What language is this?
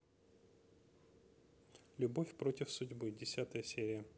Russian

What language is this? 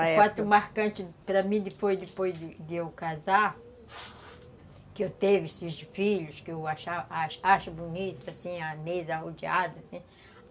Portuguese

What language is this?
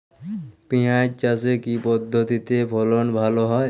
Bangla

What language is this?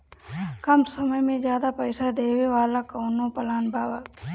Bhojpuri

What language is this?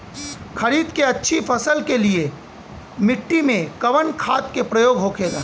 Bhojpuri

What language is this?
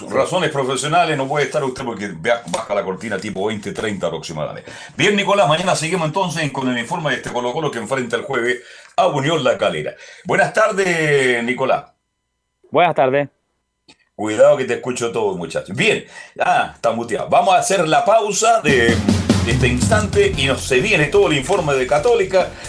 Spanish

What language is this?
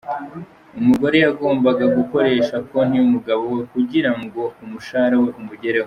Kinyarwanda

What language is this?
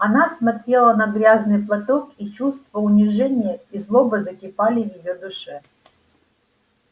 Russian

